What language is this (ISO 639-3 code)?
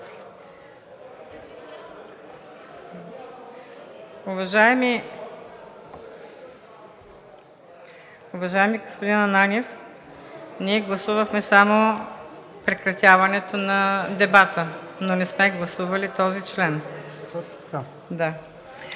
bul